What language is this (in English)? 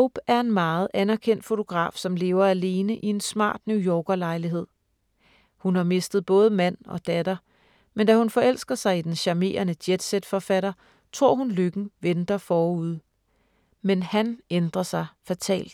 Danish